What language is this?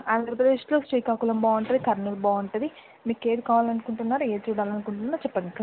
Telugu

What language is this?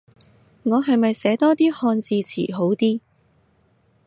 Cantonese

